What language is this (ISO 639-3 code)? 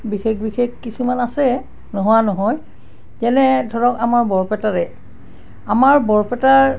asm